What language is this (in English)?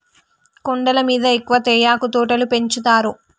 Telugu